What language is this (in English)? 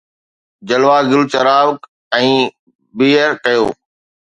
Sindhi